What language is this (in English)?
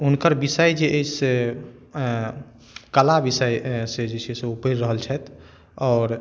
Maithili